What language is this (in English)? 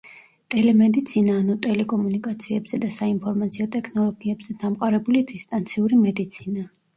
Georgian